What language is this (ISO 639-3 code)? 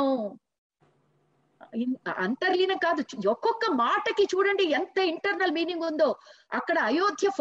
tel